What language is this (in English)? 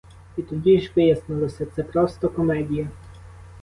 Ukrainian